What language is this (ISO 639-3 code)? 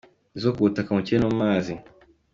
kin